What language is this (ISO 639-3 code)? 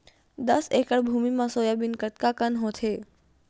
hne